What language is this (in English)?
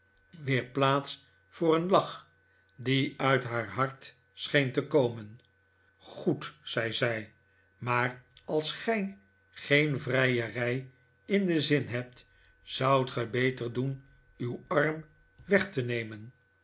Dutch